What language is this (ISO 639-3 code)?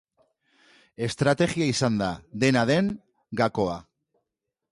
eus